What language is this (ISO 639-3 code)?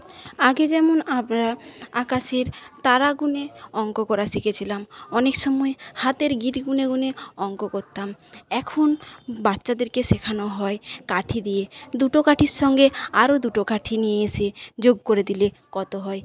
ben